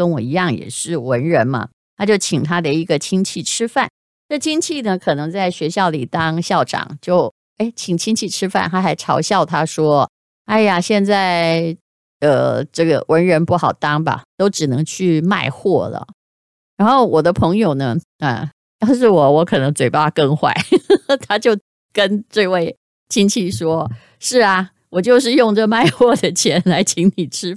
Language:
Chinese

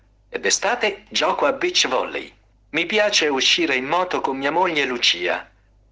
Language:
Russian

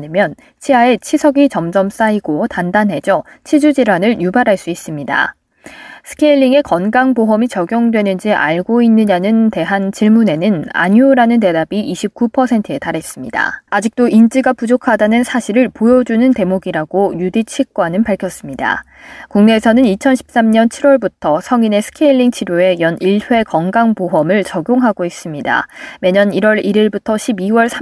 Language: Korean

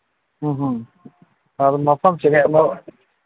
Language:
Manipuri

